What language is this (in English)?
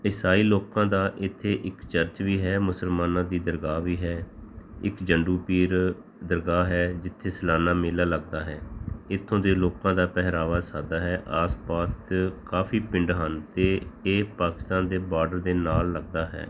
Punjabi